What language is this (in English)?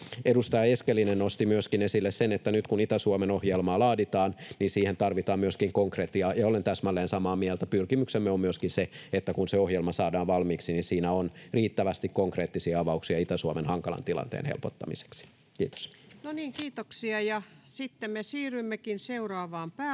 Finnish